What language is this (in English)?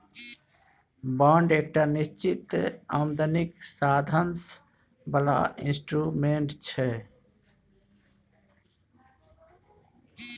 Maithili